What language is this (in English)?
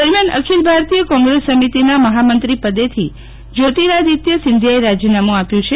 Gujarati